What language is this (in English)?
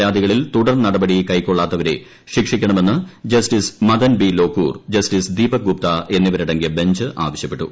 Malayalam